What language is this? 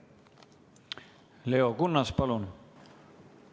Estonian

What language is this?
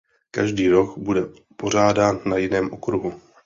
Czech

